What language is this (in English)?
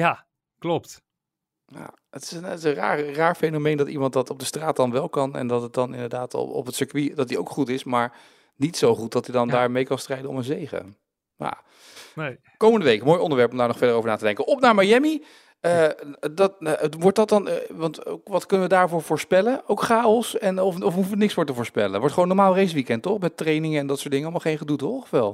Dutch